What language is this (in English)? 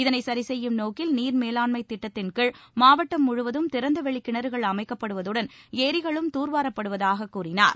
Tamil